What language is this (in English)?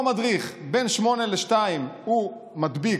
Hebrew